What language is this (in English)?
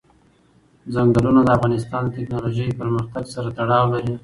Pashto